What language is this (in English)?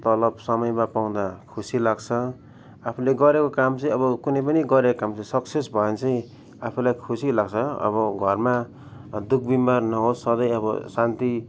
Nepali